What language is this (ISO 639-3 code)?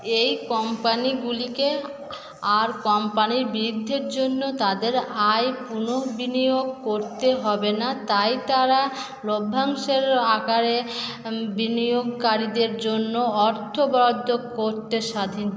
ben